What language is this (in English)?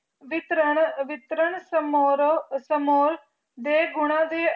Punjabi